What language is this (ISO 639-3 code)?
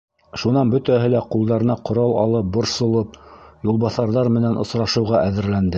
bak